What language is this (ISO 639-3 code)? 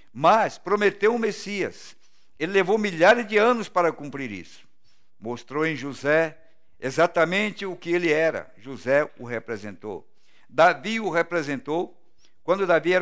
por